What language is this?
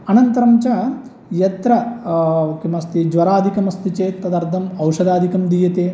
Sanskrit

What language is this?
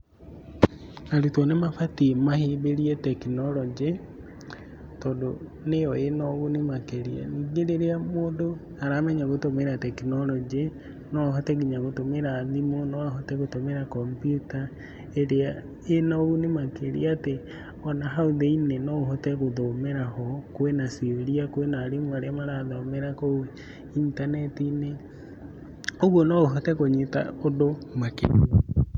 Kikuyu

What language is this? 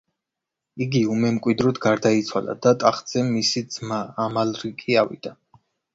Georgian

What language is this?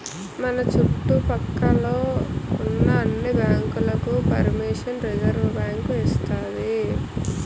Telugu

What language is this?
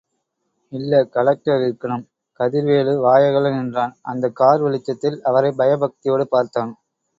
Tamil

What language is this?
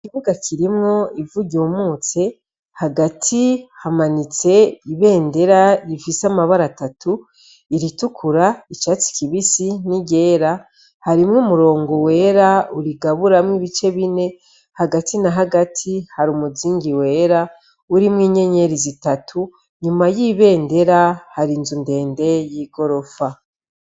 Rundi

